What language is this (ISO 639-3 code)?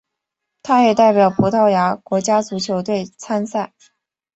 zho